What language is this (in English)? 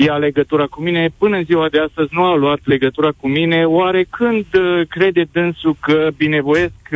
Romanian